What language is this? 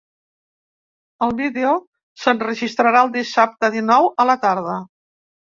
Catalan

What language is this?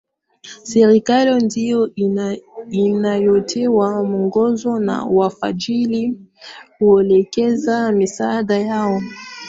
Swahili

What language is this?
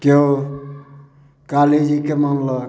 Maithili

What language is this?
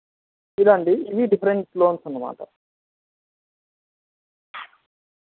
Telugu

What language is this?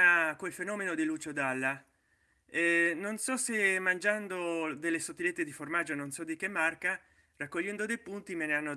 Italian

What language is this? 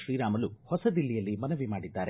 Kannada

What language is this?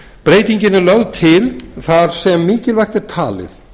Icelandic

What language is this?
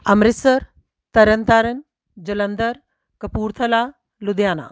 Punjabi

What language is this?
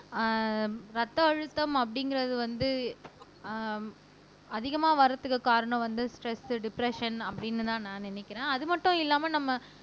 Tamil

